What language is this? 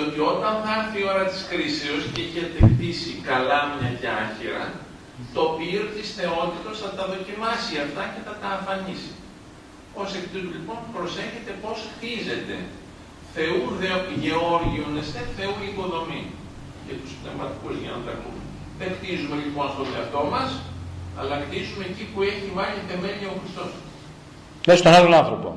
Greek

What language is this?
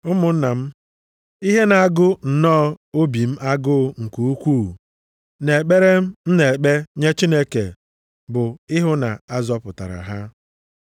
Igbo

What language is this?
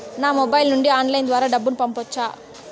Telugu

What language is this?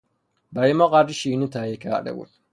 Persian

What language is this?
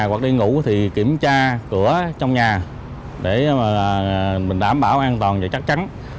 Vietnamese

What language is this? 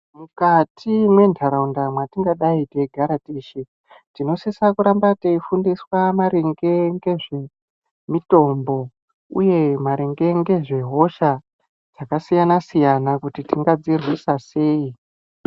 Ndau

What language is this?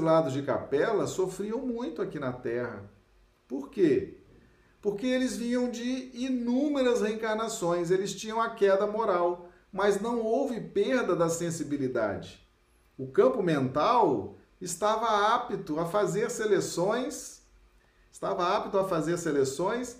Portuguese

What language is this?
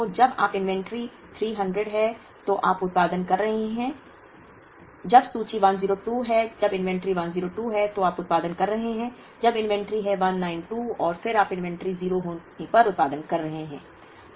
Hindi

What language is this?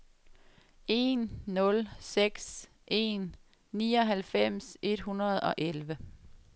Danish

